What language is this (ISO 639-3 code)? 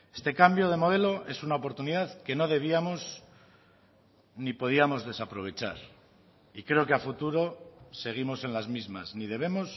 spa